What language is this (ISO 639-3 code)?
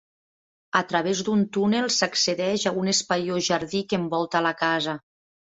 cat